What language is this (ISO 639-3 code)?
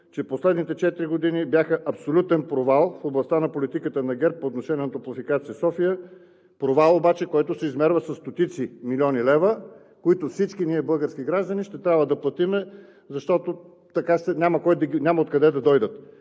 bul